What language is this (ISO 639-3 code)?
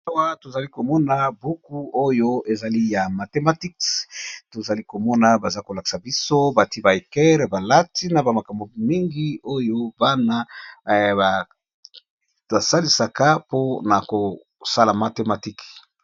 lin